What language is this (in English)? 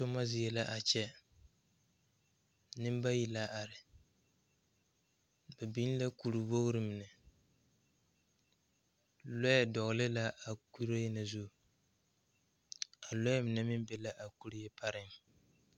Southern Dagaare